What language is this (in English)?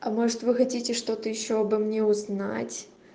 Russian